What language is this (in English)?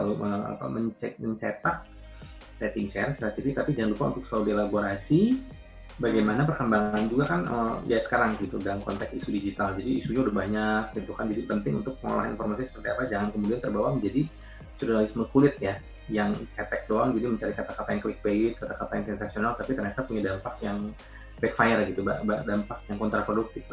Indonesian